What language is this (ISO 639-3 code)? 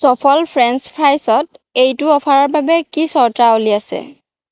asm